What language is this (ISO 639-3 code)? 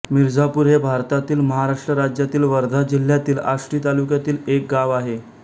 mar